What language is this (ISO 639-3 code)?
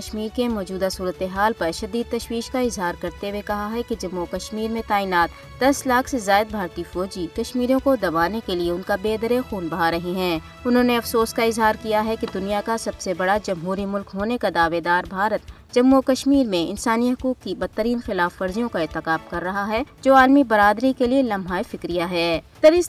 urd